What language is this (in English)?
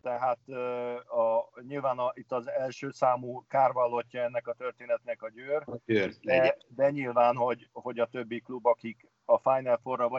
Hungarian